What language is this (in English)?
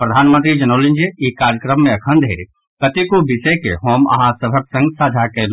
Maithili